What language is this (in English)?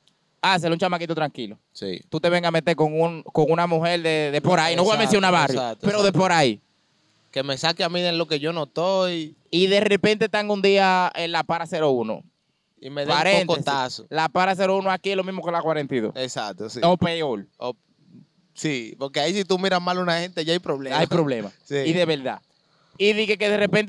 Spanish